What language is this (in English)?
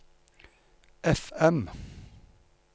Norwegian